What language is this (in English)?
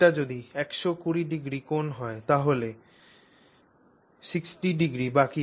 Bangla